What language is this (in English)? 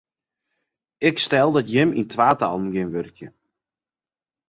Western Frisian